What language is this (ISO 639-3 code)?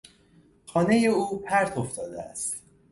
fas